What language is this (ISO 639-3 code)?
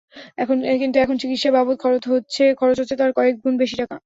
ben